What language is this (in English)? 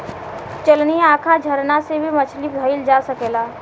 Bhojpuri